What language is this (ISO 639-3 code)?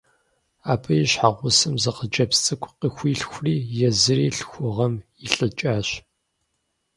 kbd